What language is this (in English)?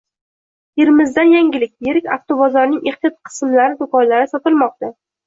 Uzbek